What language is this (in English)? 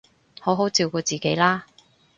Cantonese